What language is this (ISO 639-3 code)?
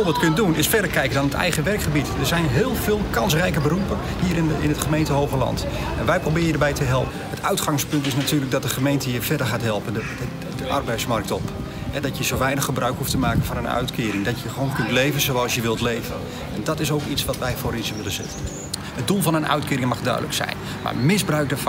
nld